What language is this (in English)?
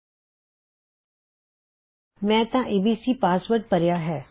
Punjabi